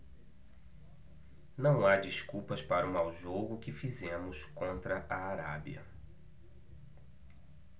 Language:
Portuguese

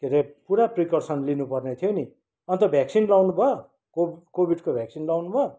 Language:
Nepali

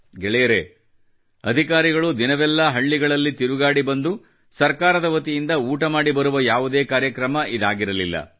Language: Kannada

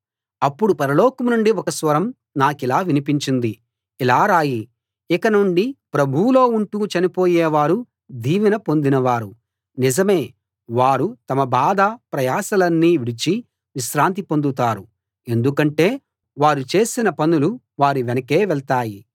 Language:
Telugu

